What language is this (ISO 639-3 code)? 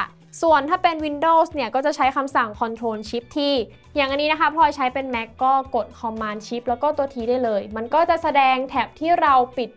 tha